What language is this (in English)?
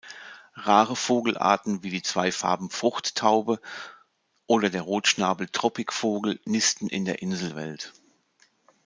German